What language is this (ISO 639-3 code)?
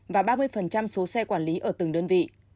vie